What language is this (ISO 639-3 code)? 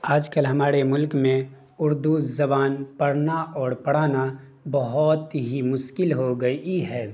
urd